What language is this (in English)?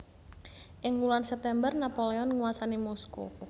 Javanese